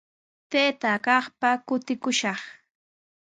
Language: Sihuas Ancash Quechua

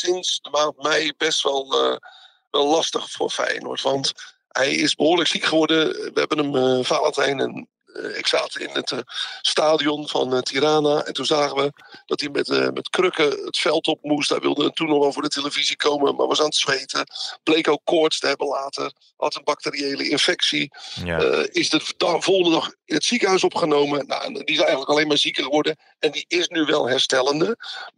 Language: Dutch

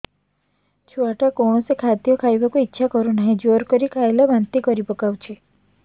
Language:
Odia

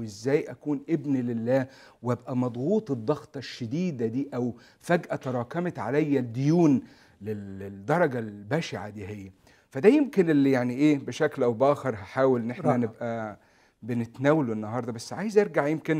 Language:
Arabic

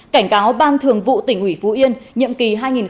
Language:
Vietnamese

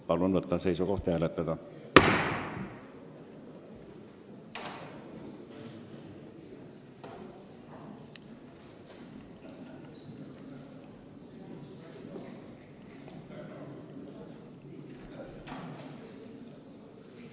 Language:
Estonian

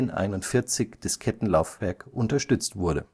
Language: German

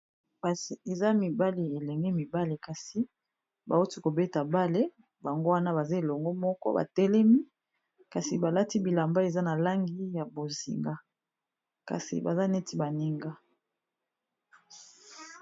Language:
Lingala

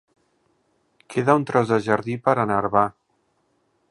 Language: Catalan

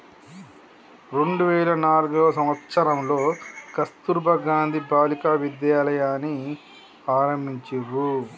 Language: Telugu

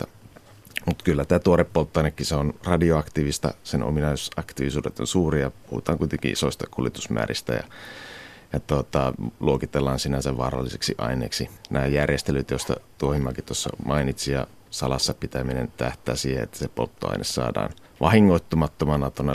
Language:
Finnish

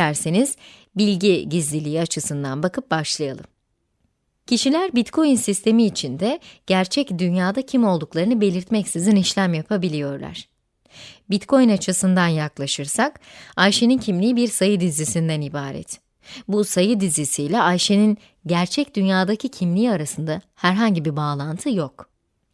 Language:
Turkish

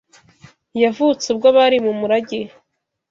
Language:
Kinyarwanda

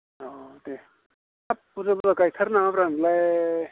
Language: Bodo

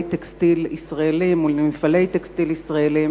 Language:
Hebrew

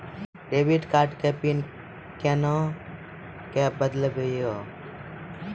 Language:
Maithili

